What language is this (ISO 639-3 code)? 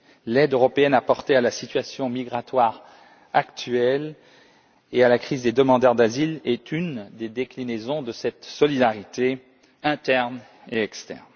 fra